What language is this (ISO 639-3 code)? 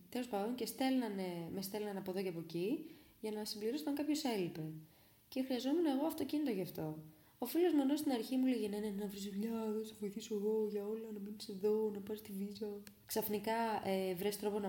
ell